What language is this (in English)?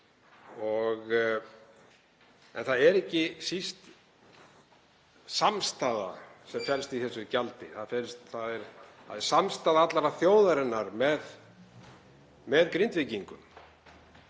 Icelandic